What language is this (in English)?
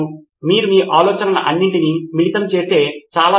Telugu